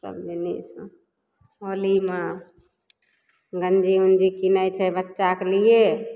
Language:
Maithili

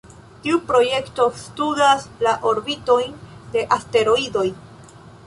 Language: Esperanto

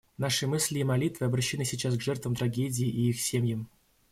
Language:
Russian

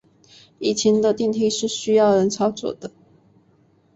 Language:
Chinese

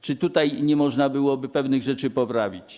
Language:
Polish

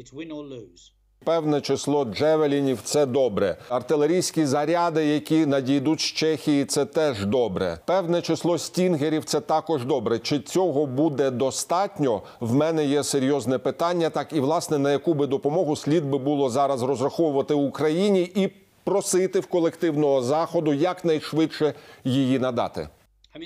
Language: Ukrainian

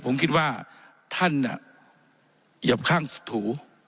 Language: Thai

